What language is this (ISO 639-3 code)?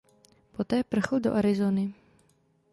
ces